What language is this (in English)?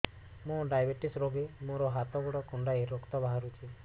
Odia